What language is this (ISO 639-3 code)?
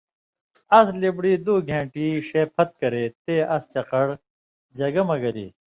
mvy